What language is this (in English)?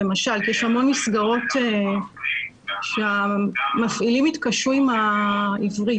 Hebrew